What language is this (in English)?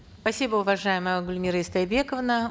Kazakh